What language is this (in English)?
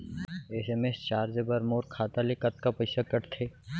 Chhattisgarhi